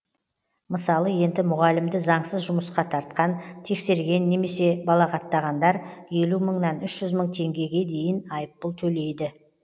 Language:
Kazakh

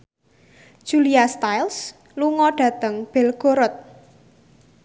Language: Javanese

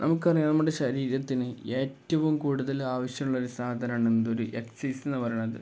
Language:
Malayalam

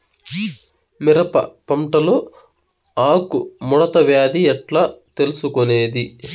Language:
Telugu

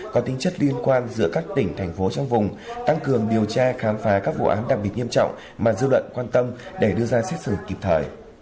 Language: Vietnamese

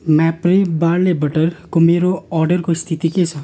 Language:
Nepali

